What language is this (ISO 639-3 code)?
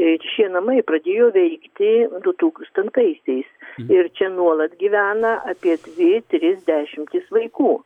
lit